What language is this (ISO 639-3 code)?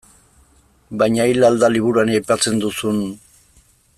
eus